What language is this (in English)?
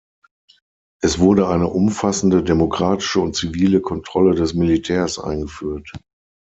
German